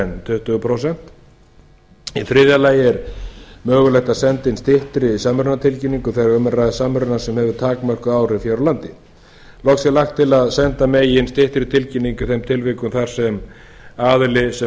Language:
Icelandic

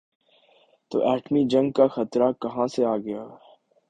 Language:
Urdu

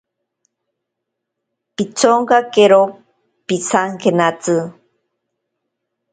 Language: Ashéninka Perené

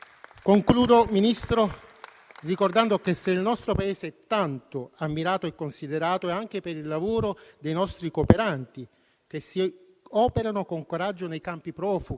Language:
Italian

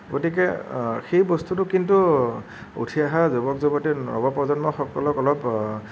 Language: Assamese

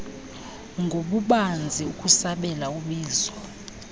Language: Xhosa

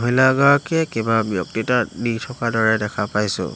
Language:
Assamese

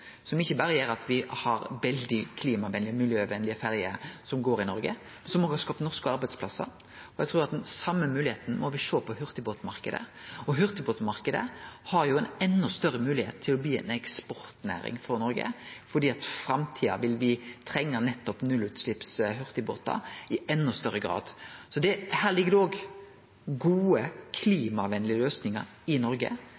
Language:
Norwegian Nynorsk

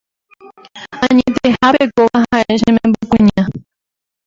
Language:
Guarani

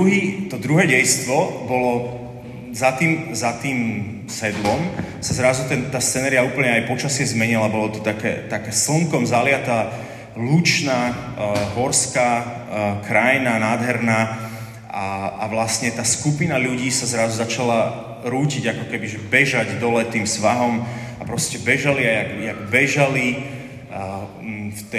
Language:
Slovak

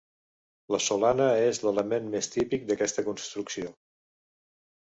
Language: Catalan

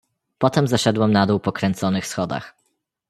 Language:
Polish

